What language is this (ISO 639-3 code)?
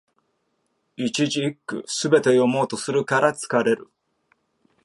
jpn